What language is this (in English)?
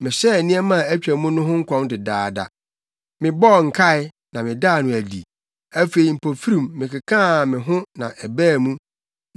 Akan